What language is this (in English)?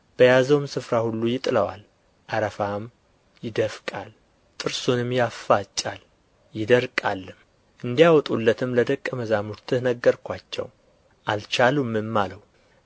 Amharic